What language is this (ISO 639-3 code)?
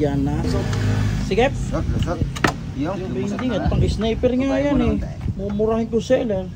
fil